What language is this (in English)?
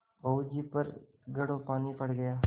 Hindi